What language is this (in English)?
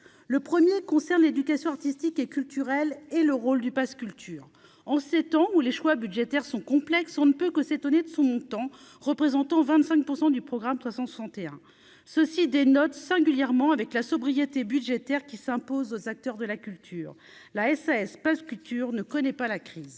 French